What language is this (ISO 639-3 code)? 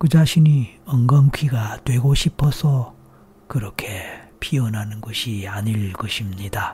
kor